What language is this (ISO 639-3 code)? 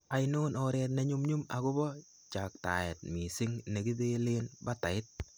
kln